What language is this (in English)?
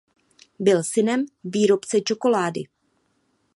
Czech